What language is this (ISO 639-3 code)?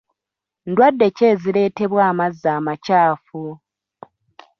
lug